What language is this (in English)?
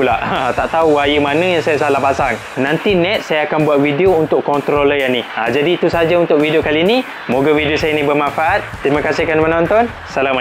Malay